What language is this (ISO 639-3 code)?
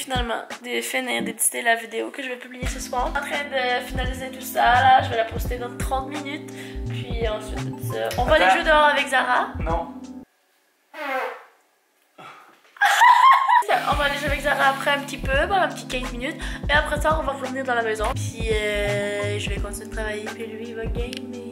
fra